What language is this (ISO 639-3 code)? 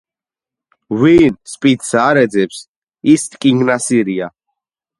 kat